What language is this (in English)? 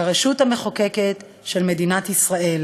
Hebrew